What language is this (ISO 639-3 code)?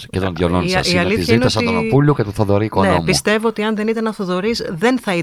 ell